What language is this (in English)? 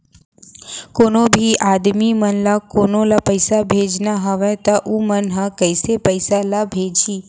Chhattisgarhi